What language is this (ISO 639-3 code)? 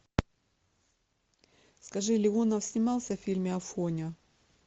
rus